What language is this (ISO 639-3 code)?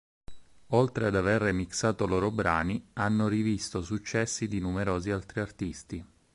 ita